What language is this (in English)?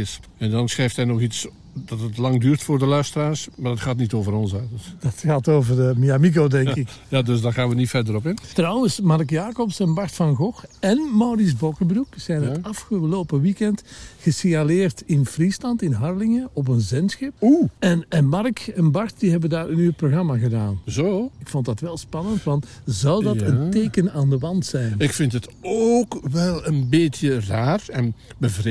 Dutch